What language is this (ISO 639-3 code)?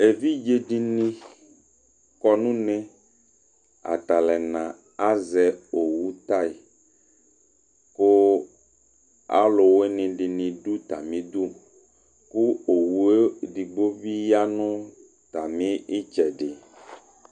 kpo